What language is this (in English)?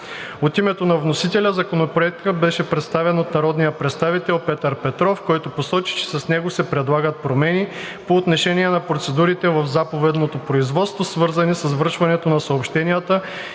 Bulgarian